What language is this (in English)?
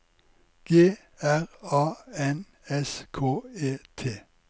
Norwegian